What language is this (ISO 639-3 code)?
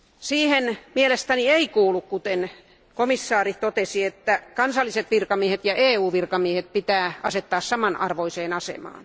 fin